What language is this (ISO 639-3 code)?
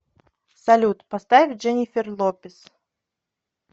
rus